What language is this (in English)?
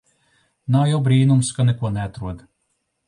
Latvian